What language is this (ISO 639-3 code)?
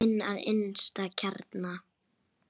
isl